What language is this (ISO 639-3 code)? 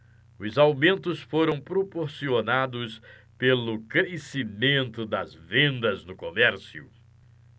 por